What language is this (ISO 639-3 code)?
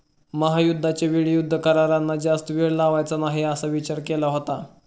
mar